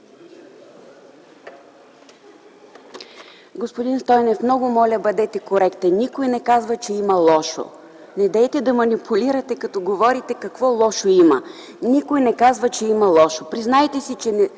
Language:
Bulgarian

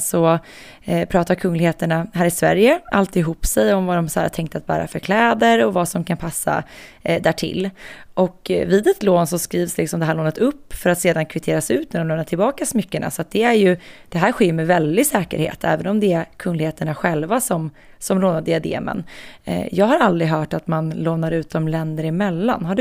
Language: Swedish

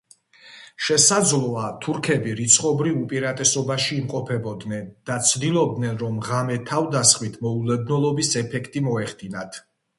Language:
Georgian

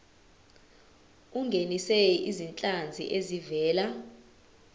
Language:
Zulu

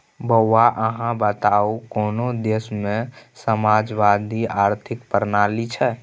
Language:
Maithili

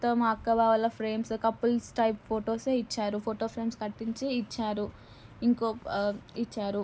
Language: Telugu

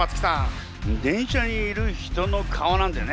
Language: Japanese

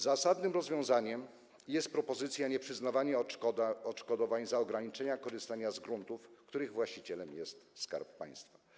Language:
Polish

